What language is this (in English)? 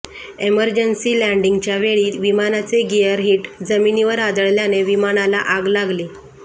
Marathi